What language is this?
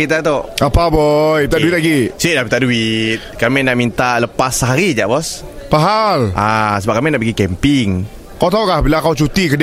Malay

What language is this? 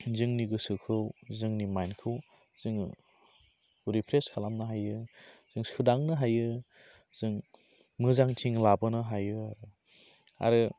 Bodo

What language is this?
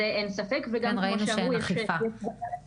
Hebrew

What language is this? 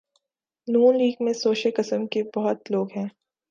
Urdu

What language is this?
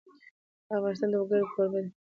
Pashto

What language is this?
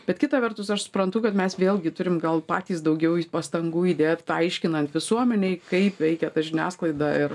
Lithuanian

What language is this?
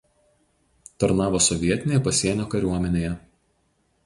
Lithuanian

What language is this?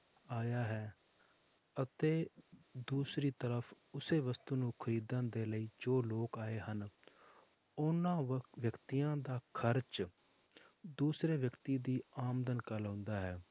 Punjabi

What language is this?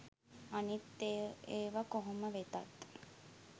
Sinhala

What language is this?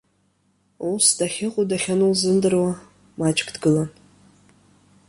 Abkhazian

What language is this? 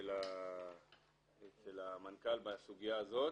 Hebrew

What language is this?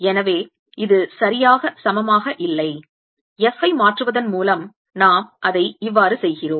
Tamil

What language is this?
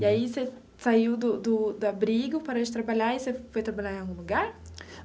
Portuguese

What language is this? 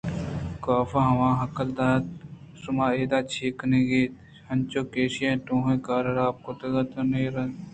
Eastern Balochi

